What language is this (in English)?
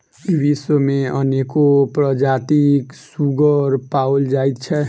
Maithili